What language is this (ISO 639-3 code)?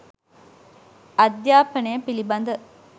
sin